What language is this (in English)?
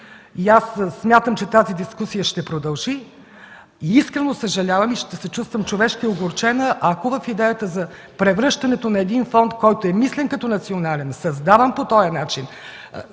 Bulgarian